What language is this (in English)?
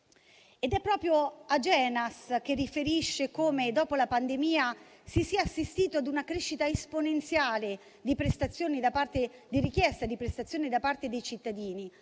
Italian